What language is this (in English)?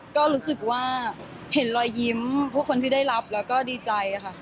Thai